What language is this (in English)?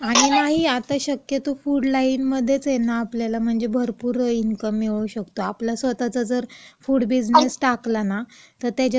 Marathi